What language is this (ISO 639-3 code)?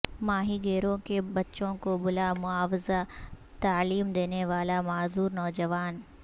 urd